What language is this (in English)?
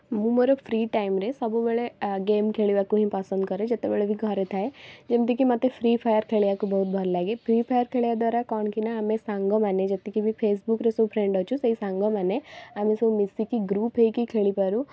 Odia